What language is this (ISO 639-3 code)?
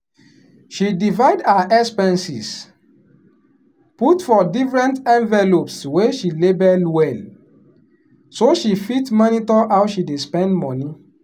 pcm